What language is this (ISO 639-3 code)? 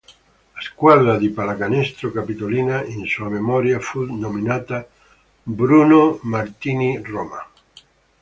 ita